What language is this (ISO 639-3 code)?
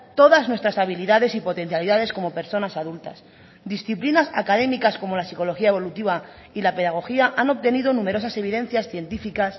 spa